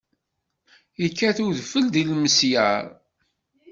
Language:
Kabyle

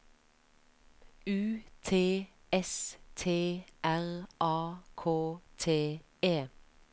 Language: Norwegian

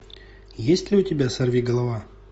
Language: Russian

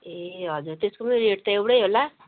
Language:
Nepali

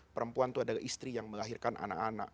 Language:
Indonesian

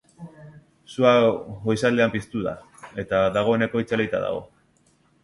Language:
Basque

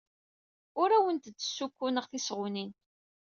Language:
Kabyle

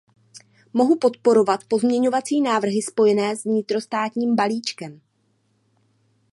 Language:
Czech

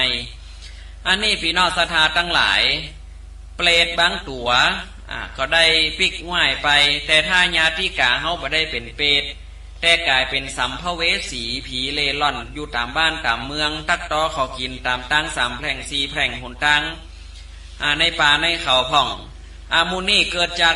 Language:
Thai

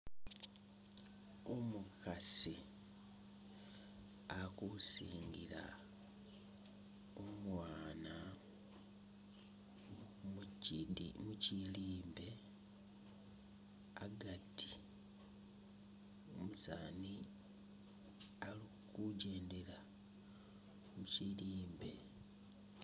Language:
Masaaba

